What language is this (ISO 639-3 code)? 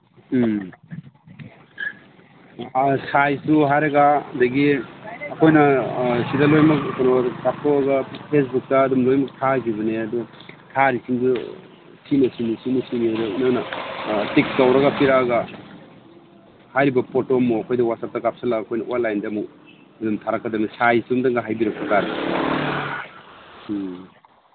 mni